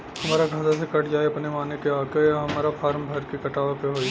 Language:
Bhojpuri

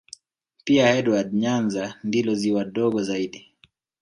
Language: Swahili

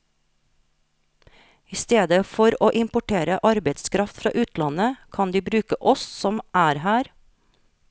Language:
Norwegian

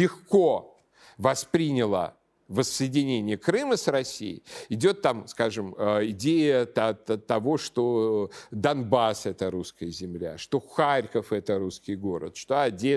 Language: Russian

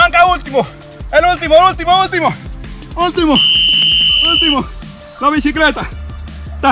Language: Spanish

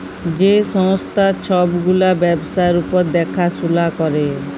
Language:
Bangla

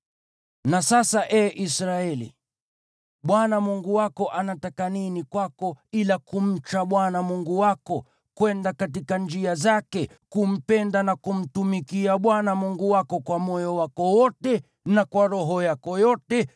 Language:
Swahili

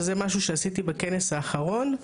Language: Hebrew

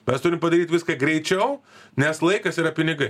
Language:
Lithuanian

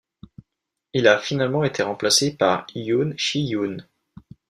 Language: French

